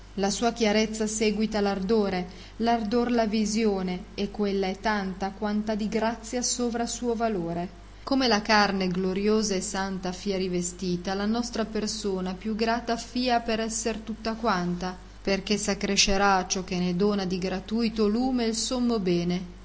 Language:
Italian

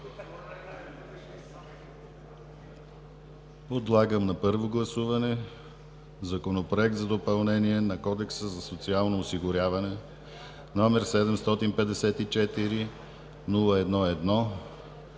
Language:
Bulgarian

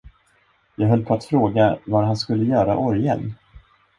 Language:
Swedish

